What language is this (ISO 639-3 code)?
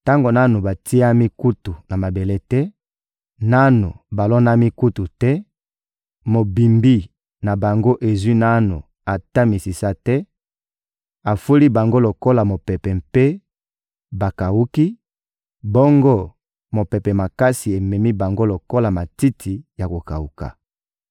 lin